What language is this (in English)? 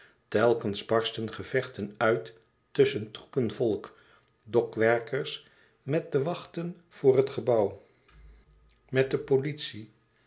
Dutch